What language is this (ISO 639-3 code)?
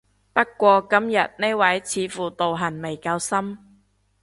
yue